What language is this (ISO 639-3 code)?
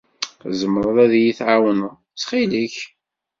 kab